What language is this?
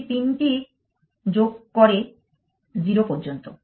Bangla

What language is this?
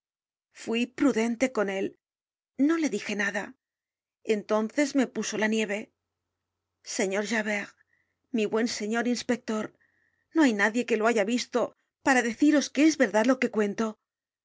Spanish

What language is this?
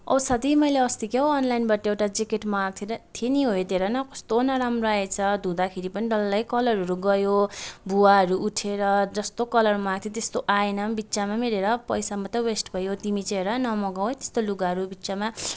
Nepali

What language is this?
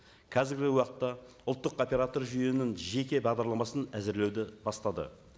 Kazakh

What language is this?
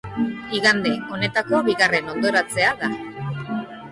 Basque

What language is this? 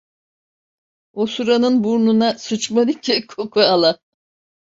Turkish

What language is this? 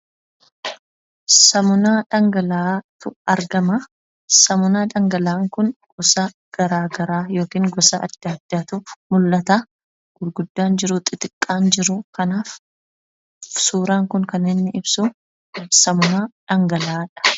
Oromo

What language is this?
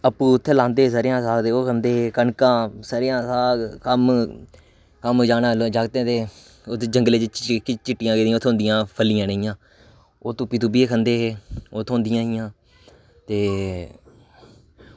Dogri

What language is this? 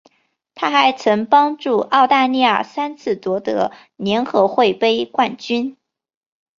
Chinese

